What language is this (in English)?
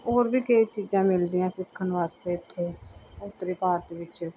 Punjabi